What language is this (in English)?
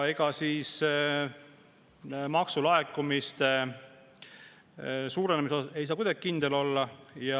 Estonian